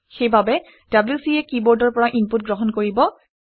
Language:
Assamese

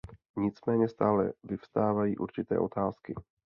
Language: Czech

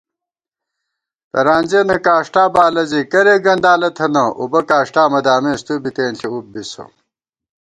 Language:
Gawar-Bati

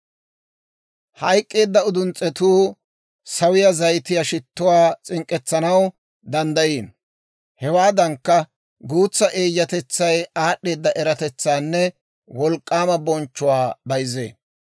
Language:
Dawro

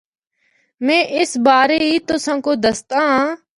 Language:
Northern Hindko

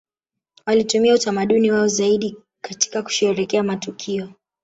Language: Swahili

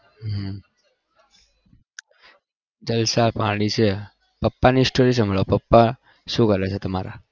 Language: Gujarati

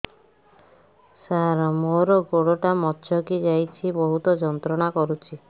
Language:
Odia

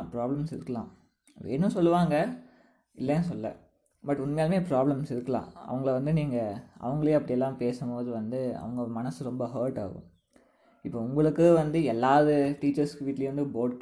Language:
Tamil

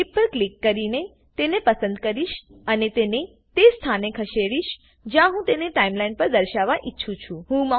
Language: Gujarati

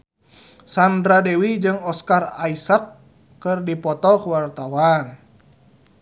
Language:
Sundanese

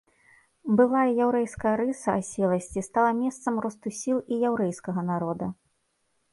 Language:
Belarusian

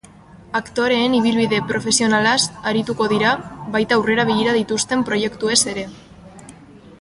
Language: Basque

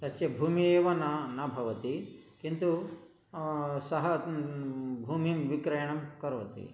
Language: Sanskrit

